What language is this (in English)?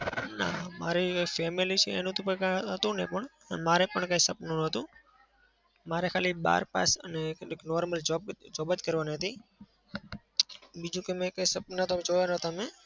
Gujarati